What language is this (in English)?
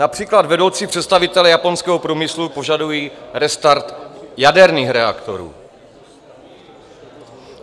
Czech